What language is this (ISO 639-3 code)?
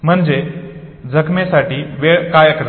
mar